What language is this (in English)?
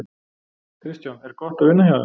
Icelandic